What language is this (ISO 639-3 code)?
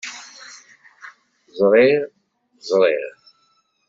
kab